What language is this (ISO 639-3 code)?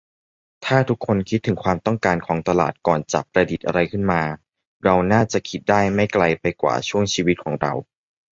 tha